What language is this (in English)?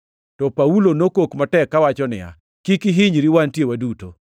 Luo (Kenya and Tanzania)